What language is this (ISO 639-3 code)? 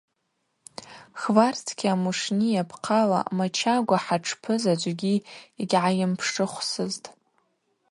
abq